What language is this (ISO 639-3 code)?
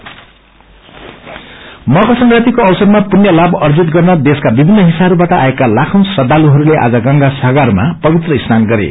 nep